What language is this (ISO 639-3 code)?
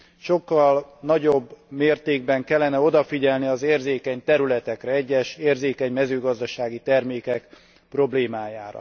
hun